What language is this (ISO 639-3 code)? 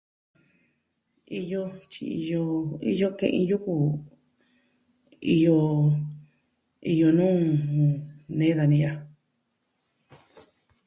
meh